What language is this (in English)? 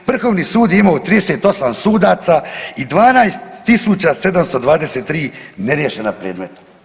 Croatian